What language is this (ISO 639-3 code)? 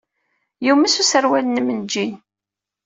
kab